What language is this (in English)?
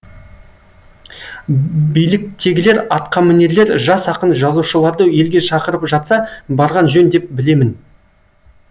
Kazakh